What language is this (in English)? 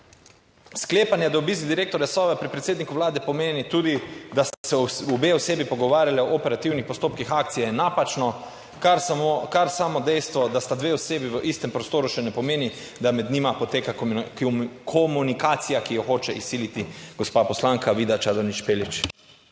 Slovenian